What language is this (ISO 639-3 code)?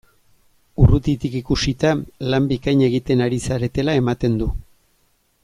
eus